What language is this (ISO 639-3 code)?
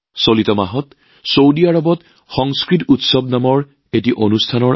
asm